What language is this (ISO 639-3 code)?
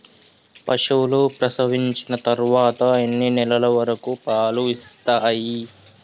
tel